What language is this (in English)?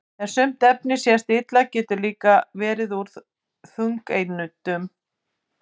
Icelandic